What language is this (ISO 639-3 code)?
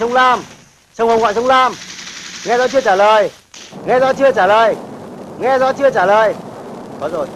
vie